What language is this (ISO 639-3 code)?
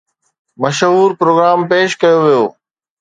snd